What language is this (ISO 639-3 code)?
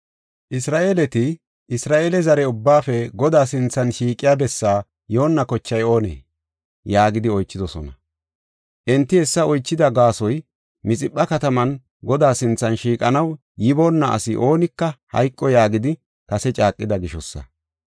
gof